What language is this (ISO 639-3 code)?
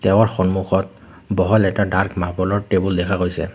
asm